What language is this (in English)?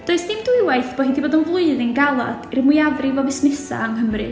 Welsh